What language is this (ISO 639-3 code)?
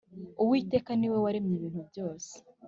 kin